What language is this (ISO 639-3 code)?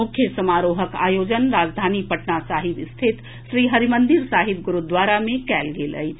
mai